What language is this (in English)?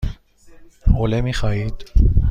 Persian